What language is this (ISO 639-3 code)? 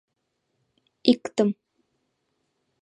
chm